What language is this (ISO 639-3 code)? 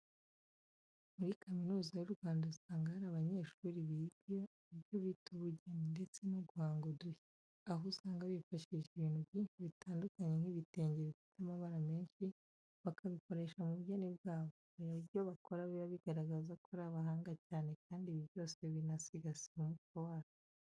kin